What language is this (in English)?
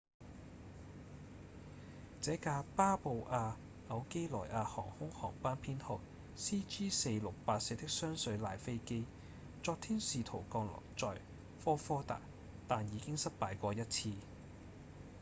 Cantonese